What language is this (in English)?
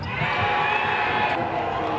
Thai